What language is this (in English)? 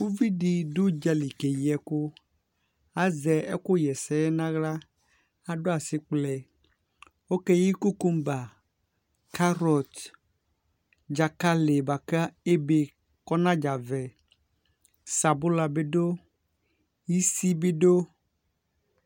Ikposo